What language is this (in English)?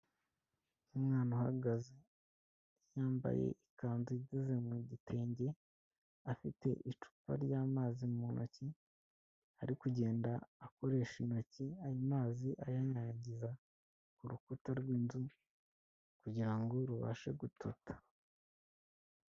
Kinyarwanda